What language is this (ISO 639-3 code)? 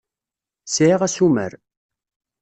kab